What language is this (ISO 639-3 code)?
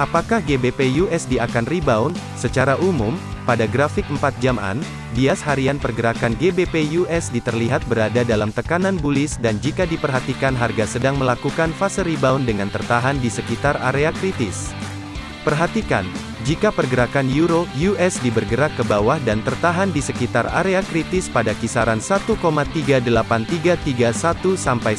ind